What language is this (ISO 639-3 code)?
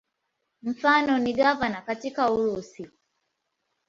swa